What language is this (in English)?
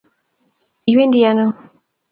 Kalenjin